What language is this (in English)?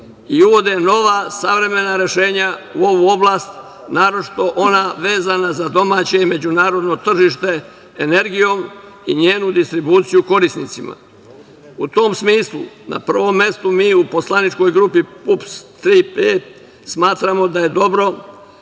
Serbian